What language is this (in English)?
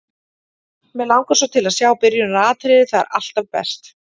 Icelandic